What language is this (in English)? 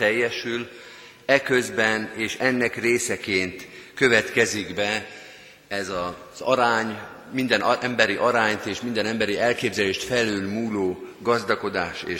Hungarian